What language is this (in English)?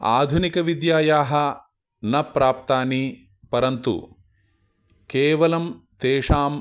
Sanskrit